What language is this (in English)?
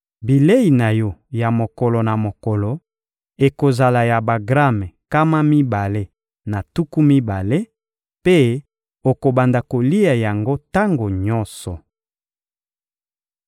Lingala